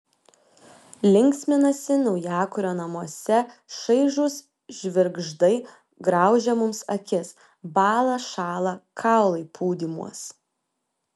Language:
Lithuanian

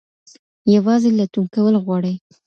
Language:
Pashto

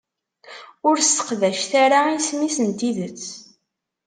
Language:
Kabyle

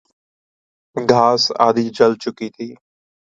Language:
Urdu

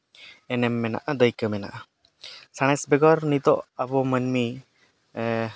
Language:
Santali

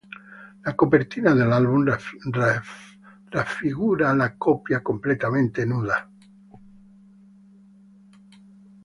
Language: Italian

